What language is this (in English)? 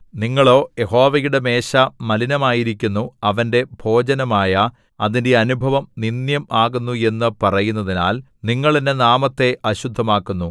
Malayalam